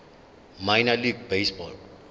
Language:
Zulu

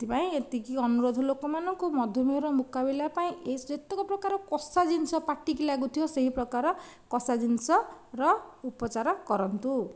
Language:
Odia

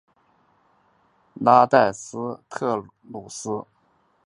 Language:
Chinese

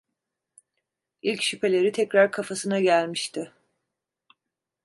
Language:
Turkish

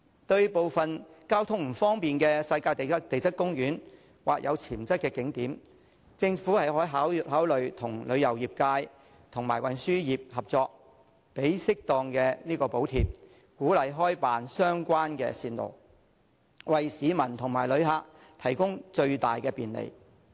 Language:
Cantonese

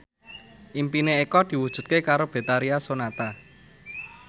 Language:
Javanese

